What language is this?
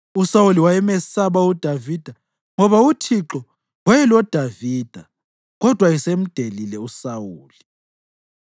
North Ndebele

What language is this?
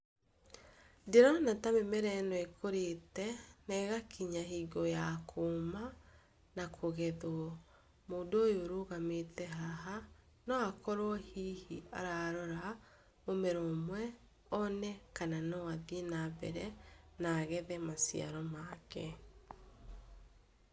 Kikuyu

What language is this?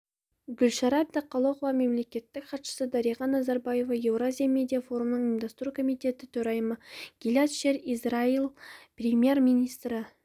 Kazakh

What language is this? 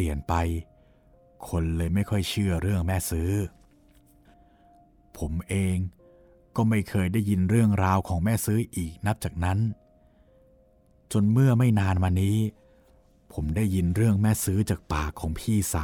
Thai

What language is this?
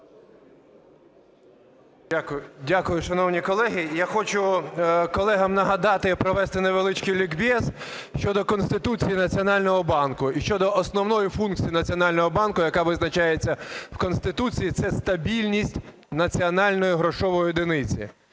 Ukrainian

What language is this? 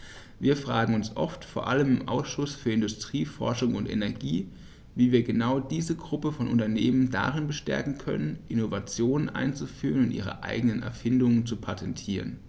German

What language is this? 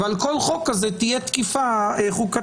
Hebrew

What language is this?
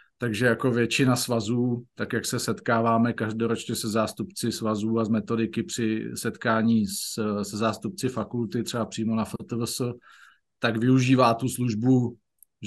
Czech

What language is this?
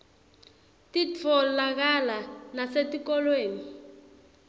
Swati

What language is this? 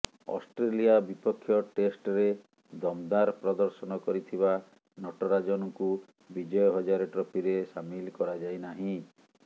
Odia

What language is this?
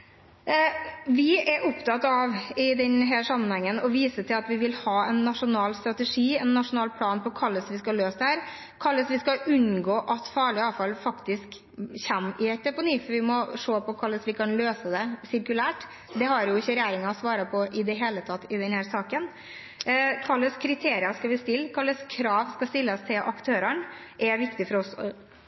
Norwegian Bokmål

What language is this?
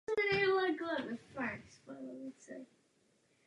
Czech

